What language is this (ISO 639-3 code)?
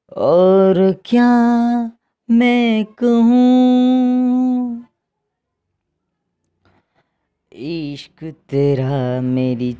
hin